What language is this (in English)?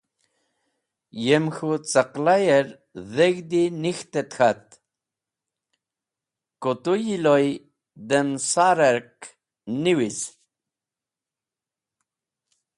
Wakhi